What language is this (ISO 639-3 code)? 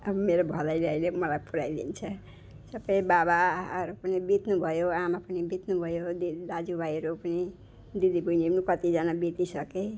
nep